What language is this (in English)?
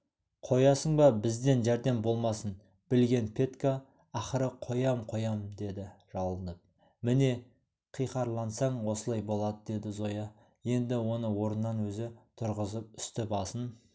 Kazakh